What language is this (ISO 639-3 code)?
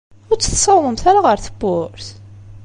kab